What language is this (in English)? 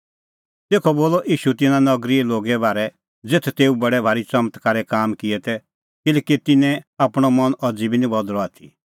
Kullu Pahari